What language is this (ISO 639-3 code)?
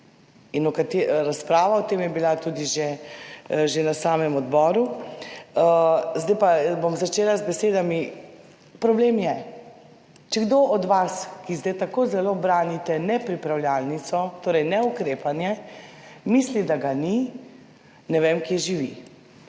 slv